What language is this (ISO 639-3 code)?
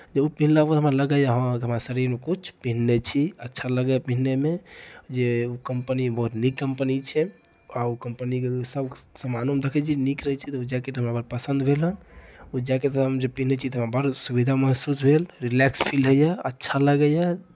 mai